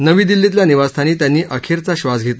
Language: Marathi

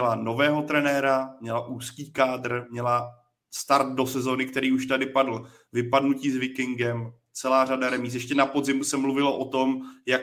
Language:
Czech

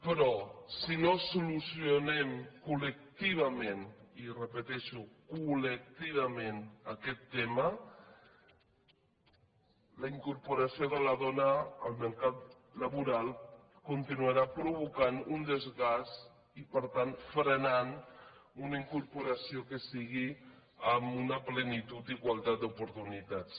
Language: Catalan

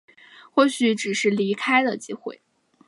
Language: Chinese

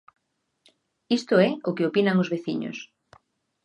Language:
Galician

